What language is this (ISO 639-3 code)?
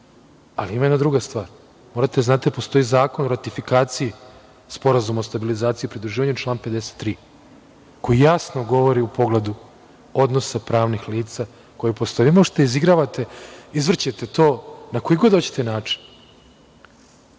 srp